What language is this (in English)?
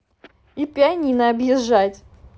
Russian